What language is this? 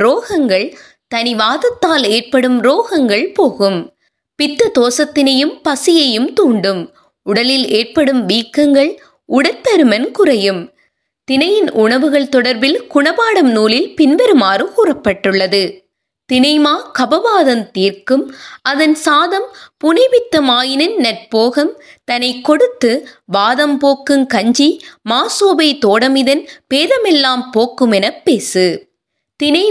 Tamil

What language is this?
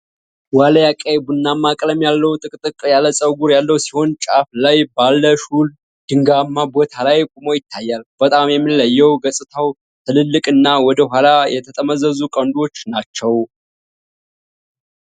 Amharic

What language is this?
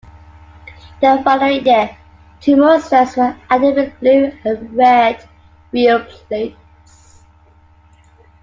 English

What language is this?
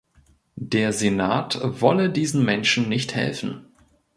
German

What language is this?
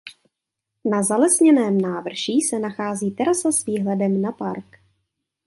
Czech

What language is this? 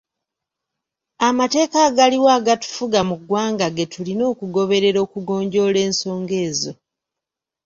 Ganda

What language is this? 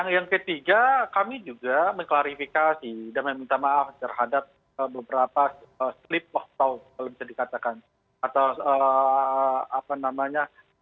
Indonesian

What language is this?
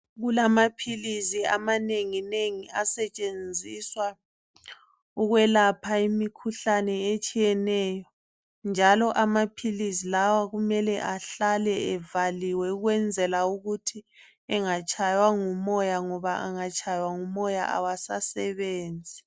North Ndebele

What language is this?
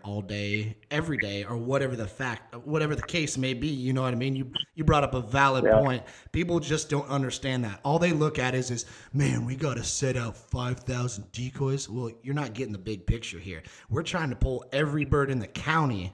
English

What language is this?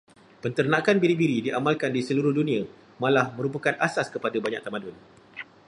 Malay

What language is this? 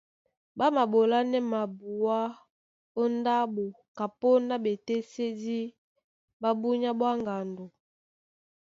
Duala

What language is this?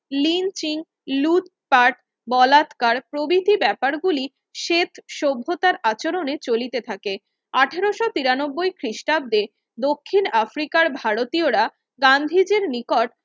Bangla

